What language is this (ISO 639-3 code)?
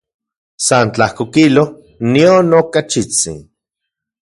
ncx